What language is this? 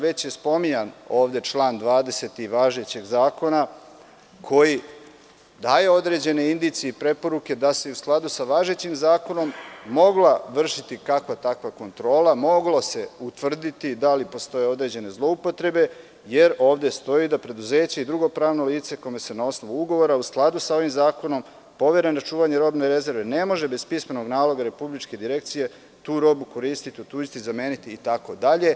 Serbian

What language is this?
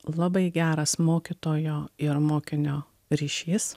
Lithuanian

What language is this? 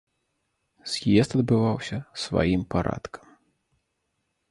Belarusian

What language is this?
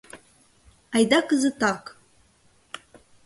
Mari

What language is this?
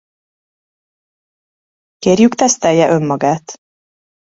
Hungarian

